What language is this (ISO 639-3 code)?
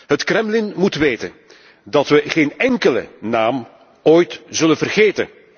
nld